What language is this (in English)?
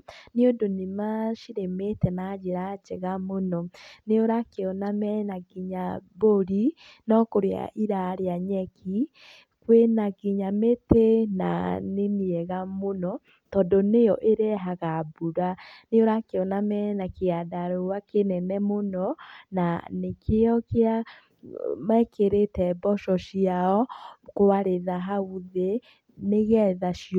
Kikuyu